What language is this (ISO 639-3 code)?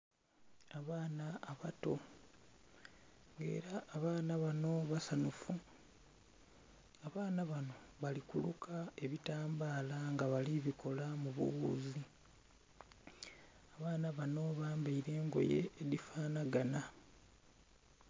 xog